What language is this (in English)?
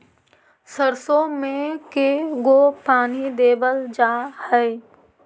Magahi